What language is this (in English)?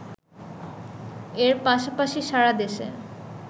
Bangla